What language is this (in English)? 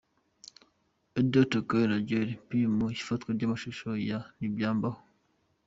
Kinyarwanda